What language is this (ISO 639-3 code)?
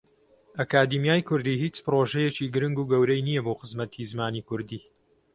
ckb